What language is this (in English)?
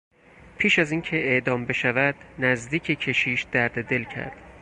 Persian